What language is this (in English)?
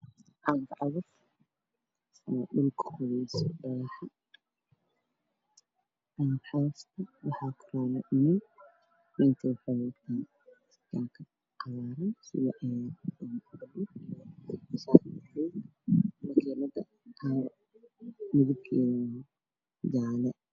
Somali